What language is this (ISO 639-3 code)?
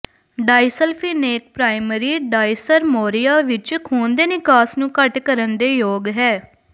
pan